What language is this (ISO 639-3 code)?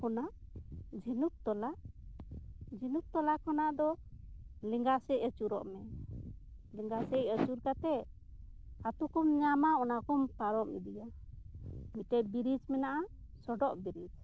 sat